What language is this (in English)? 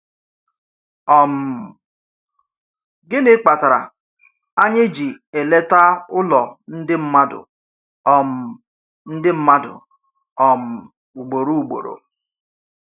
Igbo